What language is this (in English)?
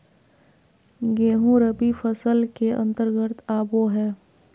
Magahi